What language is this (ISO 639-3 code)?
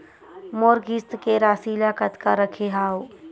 hne